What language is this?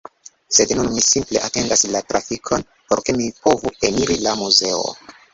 Esperanto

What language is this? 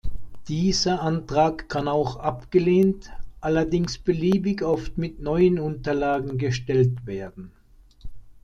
German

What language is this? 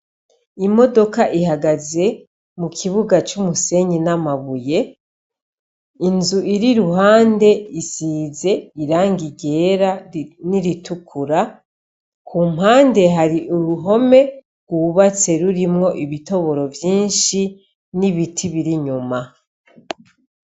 Rundi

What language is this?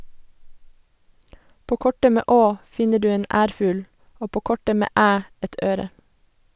Norwegian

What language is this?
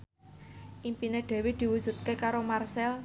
Javanese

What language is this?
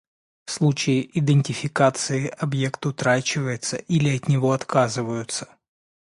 Russian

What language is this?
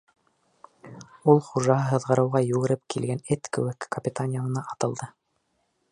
Bashkir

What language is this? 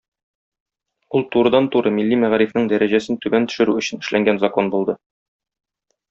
Tatar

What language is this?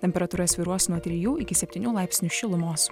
Lithuanian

